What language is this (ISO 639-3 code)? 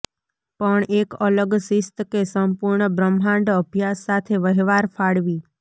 guj